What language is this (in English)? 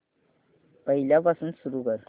Marathi